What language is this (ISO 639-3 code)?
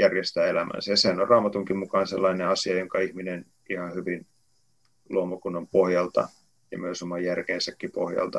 fin